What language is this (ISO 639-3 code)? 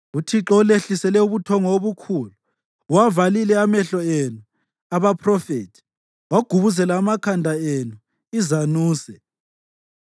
nde